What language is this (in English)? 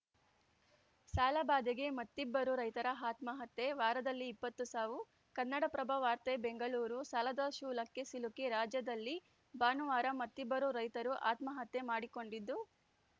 Kannada